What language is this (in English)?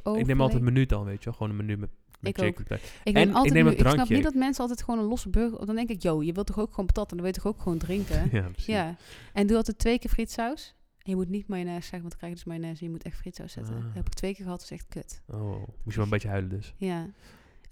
Dutch